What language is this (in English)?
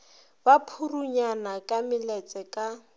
Northern Sotho